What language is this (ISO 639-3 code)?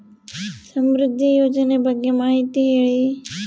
kan